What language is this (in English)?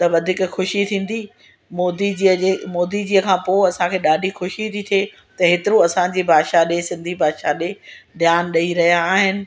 Sindhi